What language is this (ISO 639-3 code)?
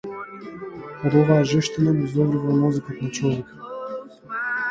mkd